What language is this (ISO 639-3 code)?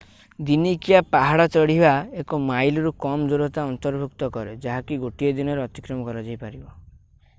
ori